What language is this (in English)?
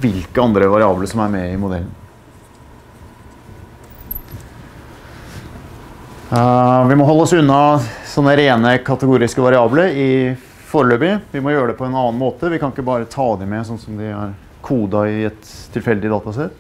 Norwegian